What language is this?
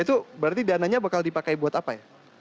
Indonesian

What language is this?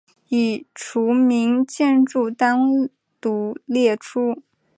Chinese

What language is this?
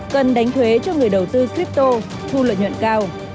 Vietnamese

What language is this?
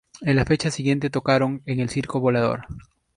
Spanish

